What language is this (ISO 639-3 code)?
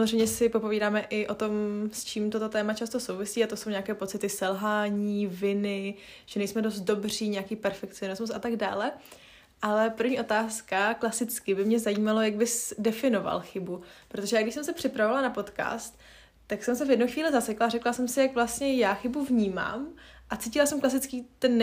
ces